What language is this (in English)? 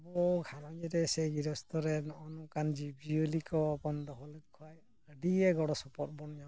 Santali